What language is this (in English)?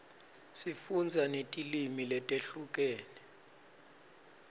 Swati